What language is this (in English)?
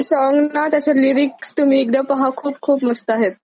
Marathi